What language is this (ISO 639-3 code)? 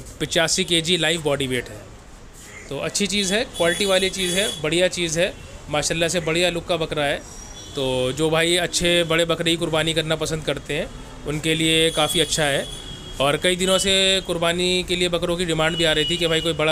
hin